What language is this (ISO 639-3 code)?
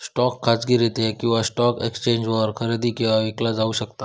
mar